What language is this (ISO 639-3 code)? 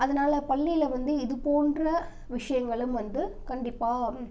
tam